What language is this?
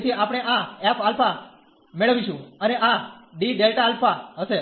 Gujarati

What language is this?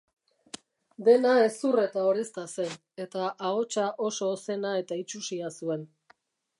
Basque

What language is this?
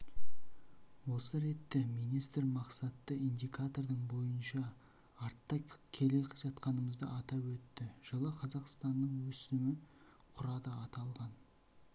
Kazakh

